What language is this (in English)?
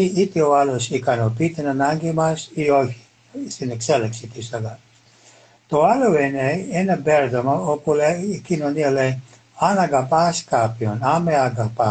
Greek